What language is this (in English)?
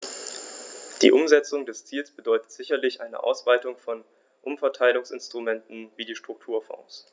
German